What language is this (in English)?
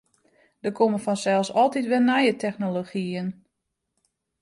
Western Frisian